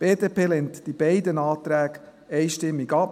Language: Swiss German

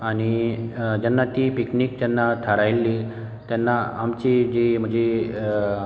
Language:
Konkani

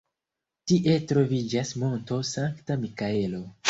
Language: Esperanto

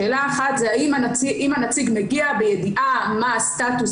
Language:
Hebrew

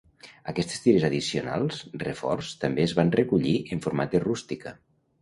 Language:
Catalan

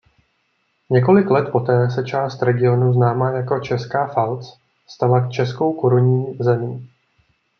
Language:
Czech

